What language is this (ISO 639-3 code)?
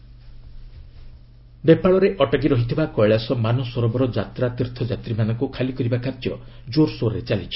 ori